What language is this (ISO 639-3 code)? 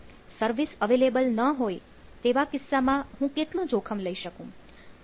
guj